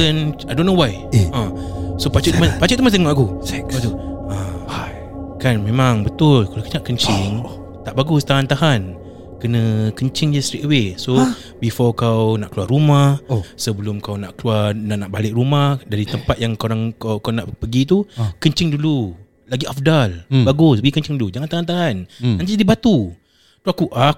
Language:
Malay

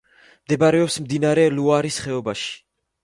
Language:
Georgian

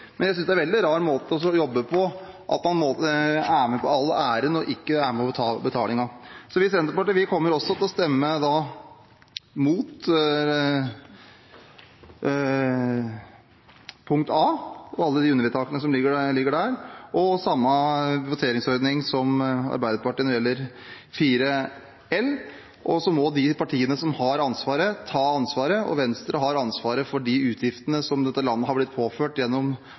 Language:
Norwegian Bokmål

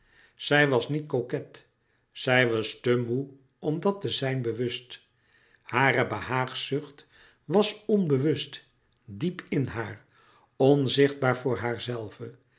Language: Dutch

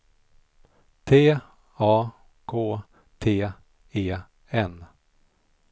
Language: Swedish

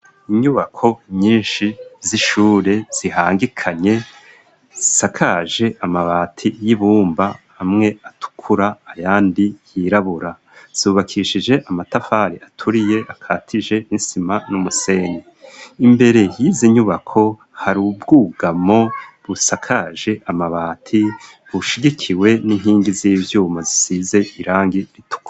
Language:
Rundi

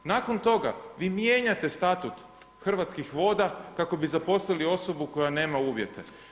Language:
Croatian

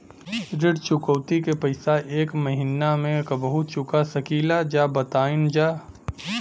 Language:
Bhojpuri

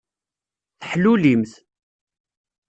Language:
Kabyle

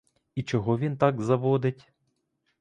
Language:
Ukrainian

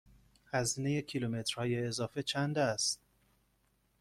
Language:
Persian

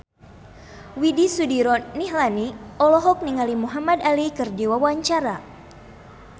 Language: Sundanese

